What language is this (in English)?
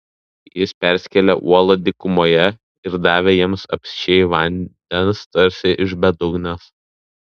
Lithuanian